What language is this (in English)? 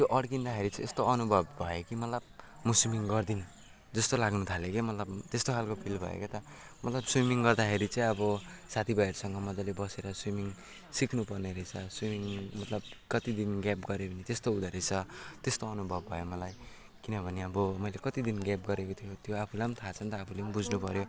Nepali